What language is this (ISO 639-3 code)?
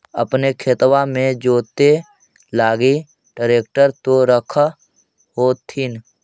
mag